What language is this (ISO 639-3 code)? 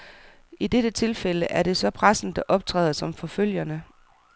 dan